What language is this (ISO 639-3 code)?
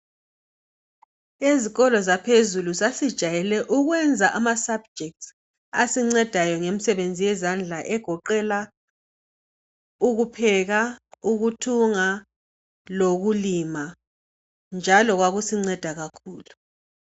nde